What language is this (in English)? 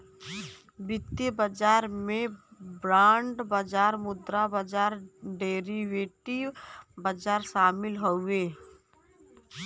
Bhojpuri